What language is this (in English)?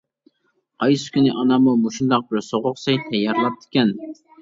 Uyghur